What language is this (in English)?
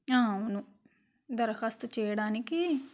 Telugu